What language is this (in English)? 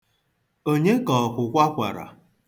Igbo